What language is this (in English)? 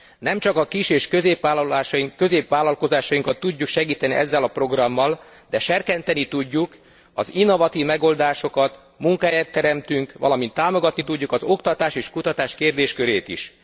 Hungarian